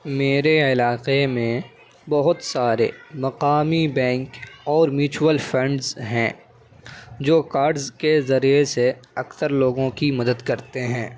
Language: Urdu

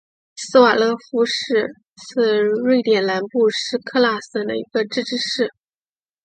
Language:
Chinese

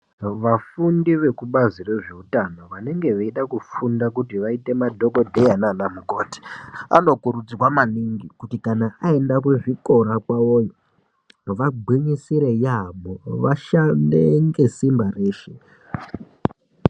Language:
Ndau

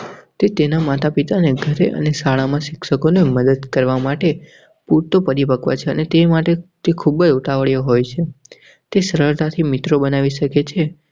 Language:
Gujarati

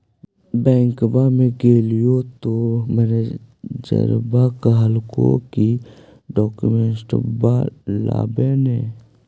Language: Magahi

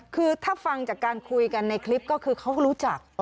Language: Thai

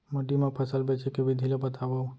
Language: Chhattisgarhi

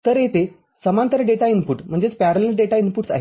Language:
Marathi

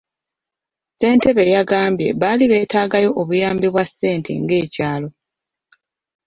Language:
Ganda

